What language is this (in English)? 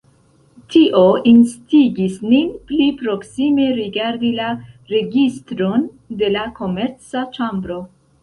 Esperanto